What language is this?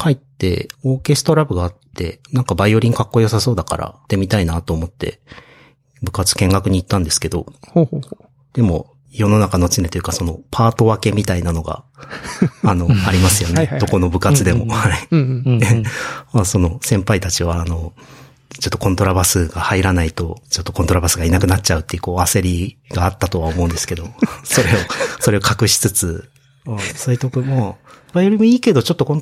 Japanese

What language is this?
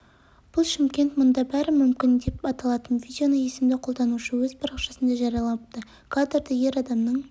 Kazakh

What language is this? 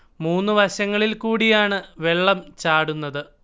Malayalam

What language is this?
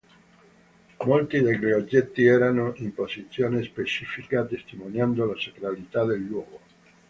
Italian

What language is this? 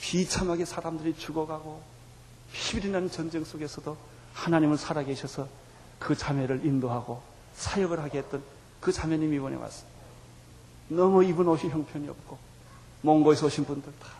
Korean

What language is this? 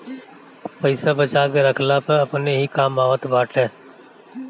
Bhojpuri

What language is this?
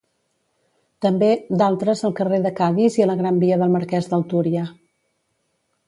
Catalan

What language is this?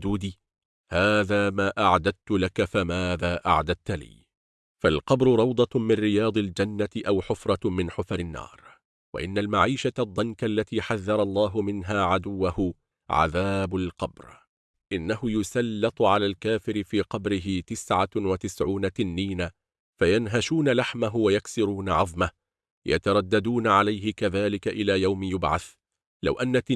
Arabic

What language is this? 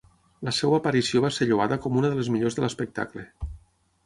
Catalan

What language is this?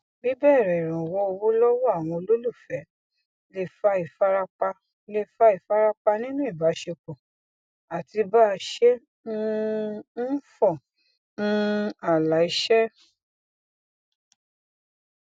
Yoruba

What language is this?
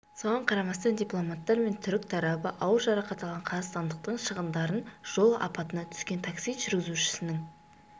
Kazakh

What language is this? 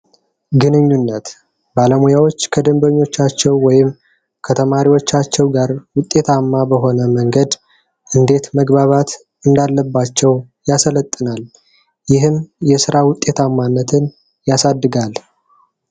Amharic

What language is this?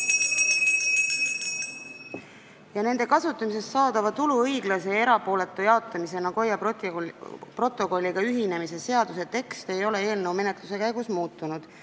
Estonian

